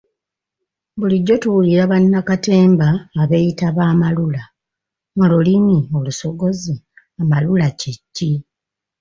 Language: Ganda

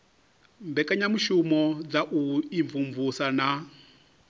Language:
Venda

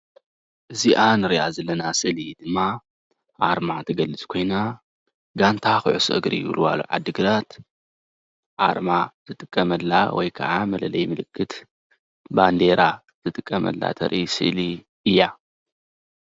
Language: Tigrinya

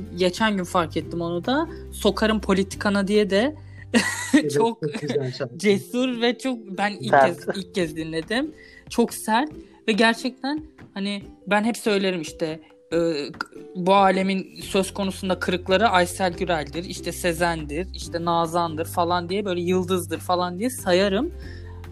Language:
Turkish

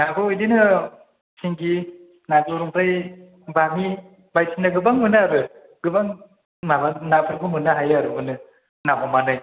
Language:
Bodo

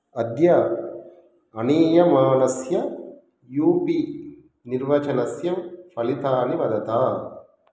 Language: Sanskrit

